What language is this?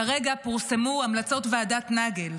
Hebrew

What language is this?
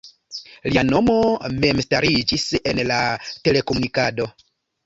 Esperanto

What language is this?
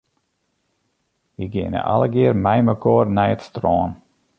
Western Frisian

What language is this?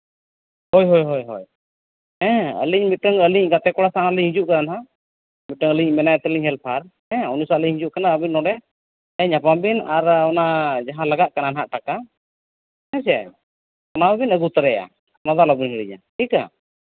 Santali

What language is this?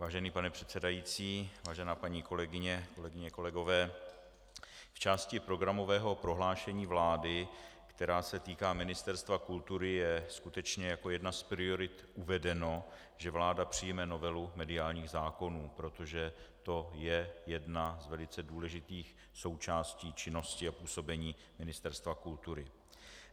Czech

